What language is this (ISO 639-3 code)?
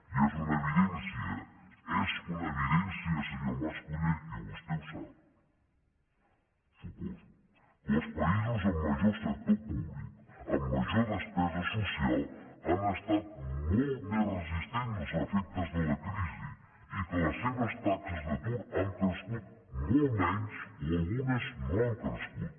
cat